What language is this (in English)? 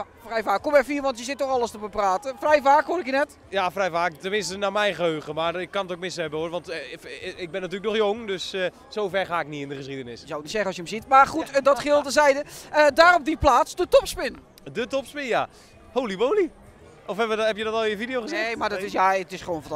Dutch